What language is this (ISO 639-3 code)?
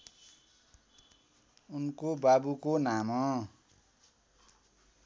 nep